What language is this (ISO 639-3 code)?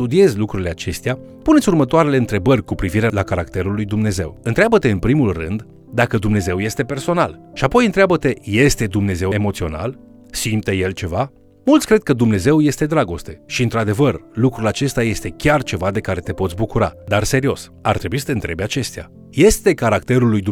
ron